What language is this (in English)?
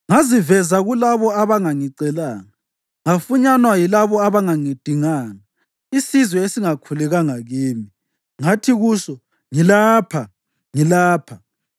North Ndebele